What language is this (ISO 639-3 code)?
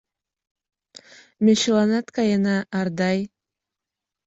chm